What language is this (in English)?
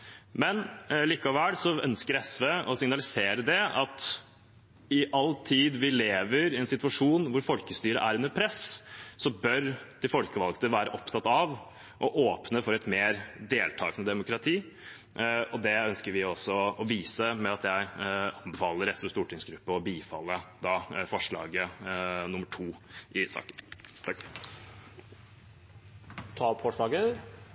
Norwegian